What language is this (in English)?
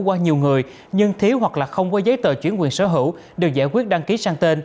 Vietnamese